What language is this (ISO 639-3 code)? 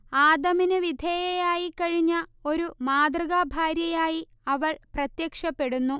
mal